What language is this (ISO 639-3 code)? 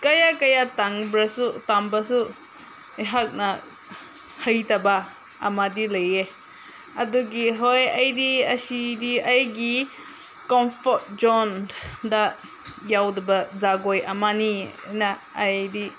mni